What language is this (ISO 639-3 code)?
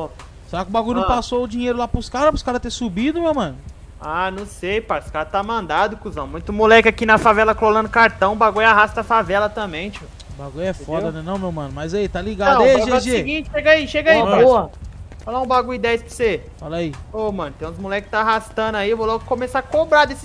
por